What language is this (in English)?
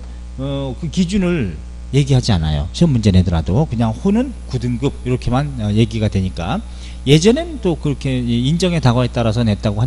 Korean